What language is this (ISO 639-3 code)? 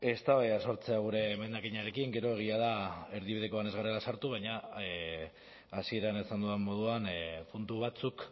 eus